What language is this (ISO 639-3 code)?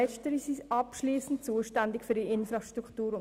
gsw